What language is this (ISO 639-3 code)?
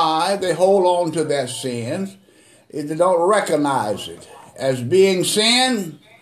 eng